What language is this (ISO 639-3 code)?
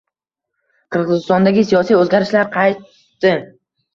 uzb